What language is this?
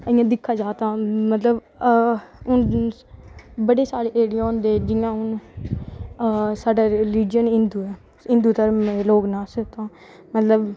Dogri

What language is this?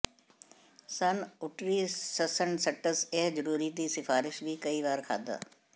Punjabi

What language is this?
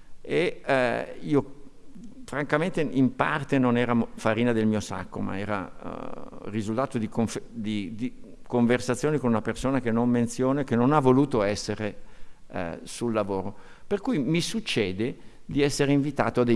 Italian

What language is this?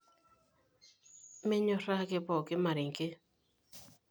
Masai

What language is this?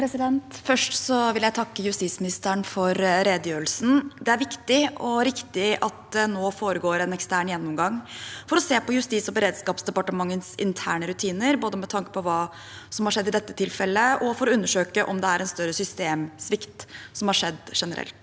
Norwegian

